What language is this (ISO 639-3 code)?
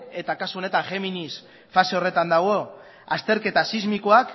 eus